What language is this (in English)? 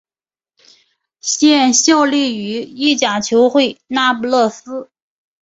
Chinese